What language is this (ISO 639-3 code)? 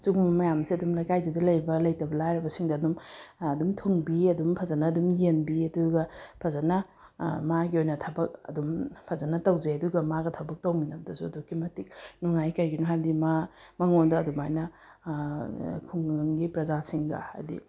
mni